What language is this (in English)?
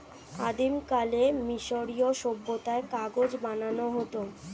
Bangla